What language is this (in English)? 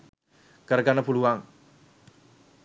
Sinhala